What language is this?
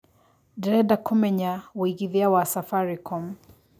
Kikuyu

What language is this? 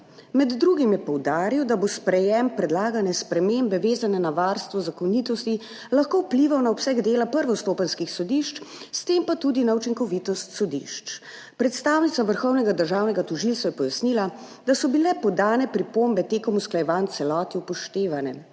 Slovenian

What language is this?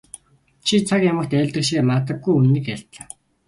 Mongolian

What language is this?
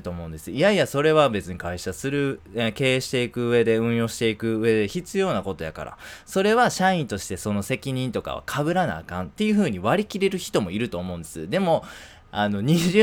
Japanese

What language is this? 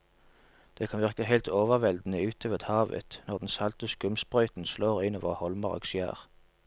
Norwegian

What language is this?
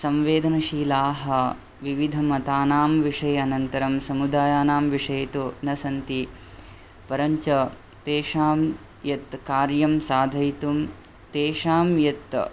Sanskrit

